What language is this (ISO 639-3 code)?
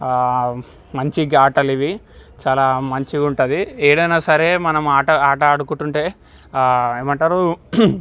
tel